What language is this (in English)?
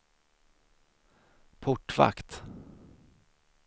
Swedish